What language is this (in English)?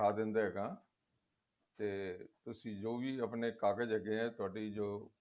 Punjabi